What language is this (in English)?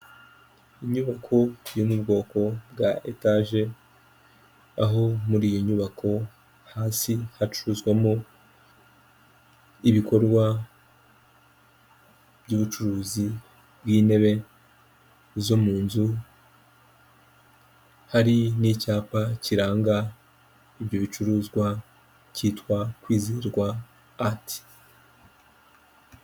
Kinyarwanda